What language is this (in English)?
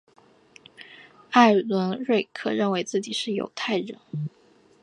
Chinese